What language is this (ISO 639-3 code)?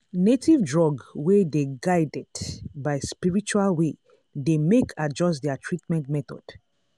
pcm